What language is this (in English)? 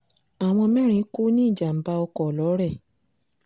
Yoruba